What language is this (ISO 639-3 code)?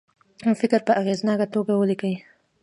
pus